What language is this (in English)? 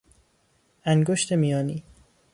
Persian